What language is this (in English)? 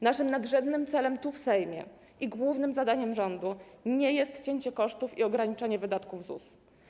Polish